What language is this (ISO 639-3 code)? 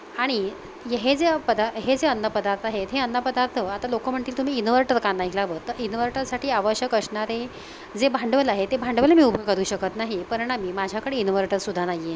mar